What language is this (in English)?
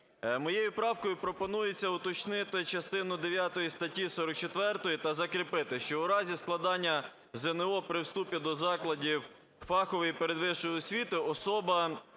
Ukrainian